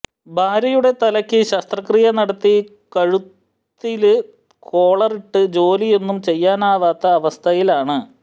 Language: Malayalam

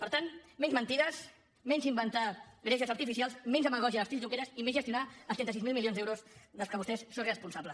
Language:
Catalan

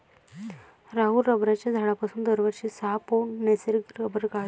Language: Marathi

